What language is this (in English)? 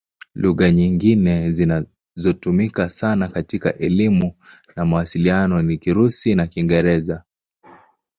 Swahili